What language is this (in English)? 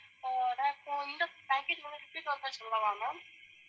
Tamil